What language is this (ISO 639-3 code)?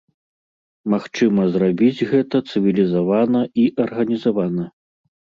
bel